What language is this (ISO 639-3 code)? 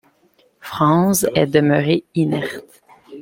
fra